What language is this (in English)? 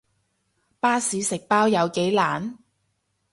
Cantonese